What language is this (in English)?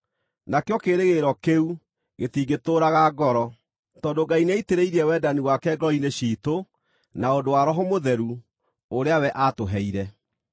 Kikuyu